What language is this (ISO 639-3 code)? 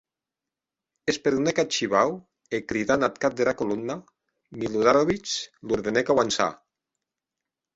oci